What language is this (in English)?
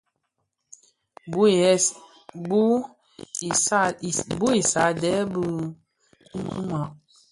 Bafia